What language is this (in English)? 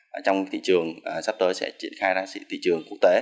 Vietnamese